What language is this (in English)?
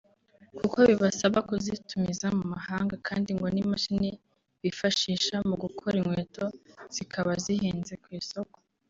Kinyarwanda